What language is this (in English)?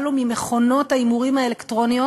Hebrew